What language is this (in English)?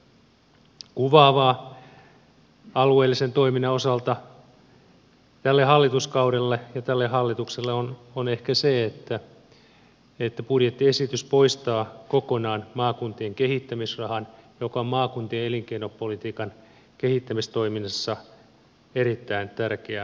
Finnish